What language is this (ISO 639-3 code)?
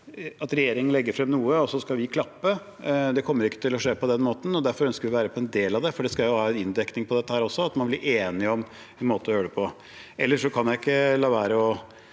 nor